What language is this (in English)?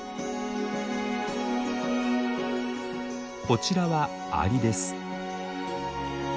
Japanese